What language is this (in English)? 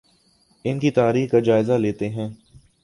Urdu